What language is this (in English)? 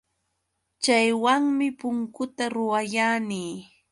Yauyos Quechua